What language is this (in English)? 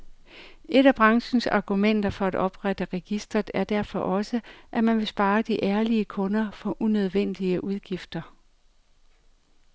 Danish